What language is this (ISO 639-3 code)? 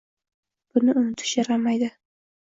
uzb